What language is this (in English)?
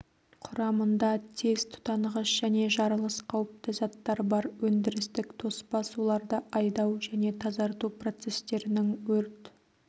Kazakh